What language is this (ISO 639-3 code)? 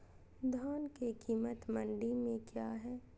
mag